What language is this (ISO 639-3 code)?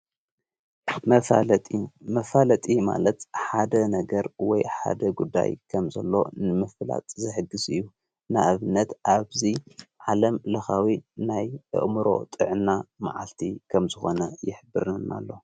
tir